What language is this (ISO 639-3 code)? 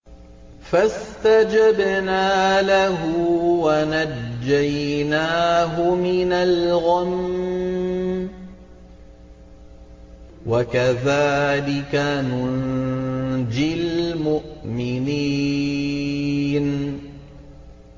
ara